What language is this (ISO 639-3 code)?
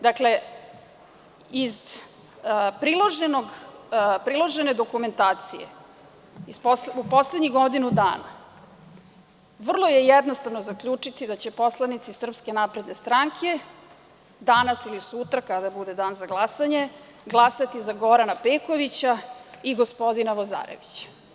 srp